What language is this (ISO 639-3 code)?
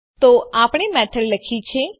guj